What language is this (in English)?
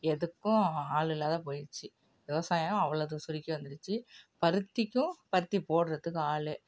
Tamil